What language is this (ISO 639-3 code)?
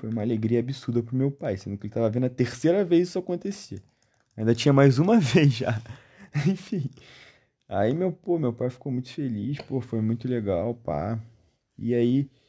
por